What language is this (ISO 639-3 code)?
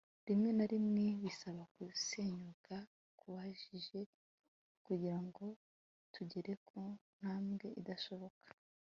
kin